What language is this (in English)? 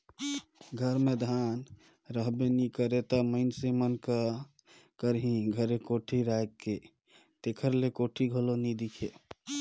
Chhattisgarhi